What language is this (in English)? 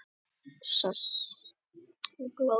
Icelandic